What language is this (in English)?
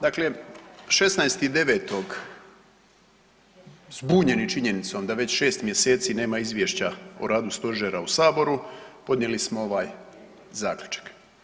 Croatian